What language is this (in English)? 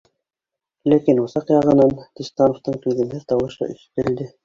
Bashkir